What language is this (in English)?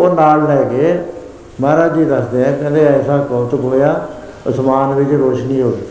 Punjabi